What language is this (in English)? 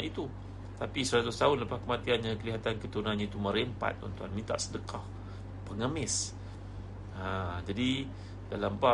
Malay